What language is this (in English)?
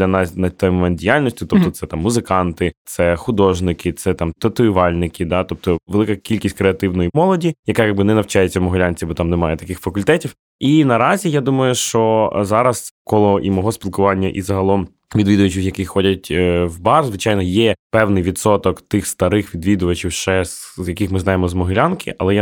Ukrainian